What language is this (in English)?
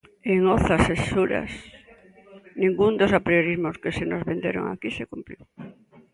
Galician